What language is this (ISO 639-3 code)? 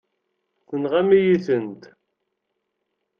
kab